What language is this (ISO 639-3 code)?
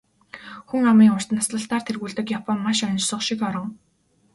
mon